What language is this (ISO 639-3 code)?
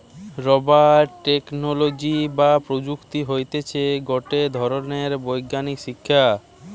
ben